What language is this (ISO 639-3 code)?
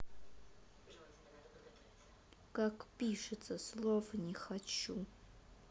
rus